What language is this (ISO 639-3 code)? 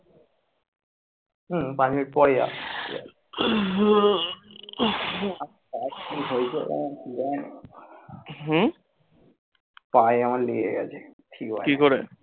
ben